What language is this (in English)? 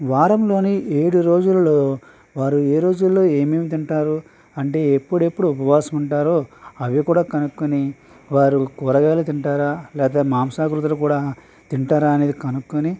Telugu